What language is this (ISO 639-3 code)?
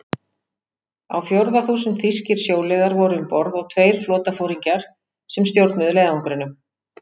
isl